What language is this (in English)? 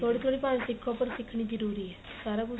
Punjabi